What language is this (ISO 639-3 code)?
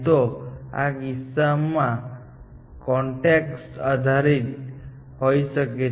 guj